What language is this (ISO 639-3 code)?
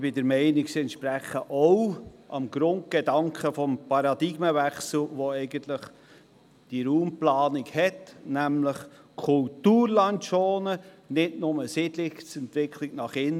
gsw